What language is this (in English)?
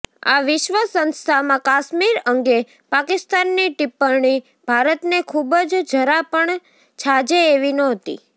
Gujarati